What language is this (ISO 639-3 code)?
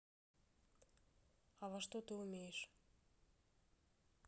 rus